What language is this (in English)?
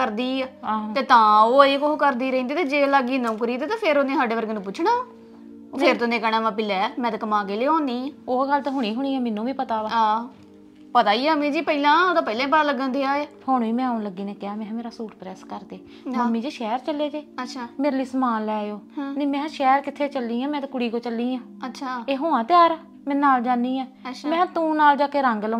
Punjabi